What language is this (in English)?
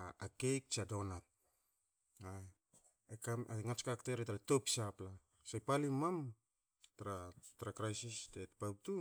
Hakö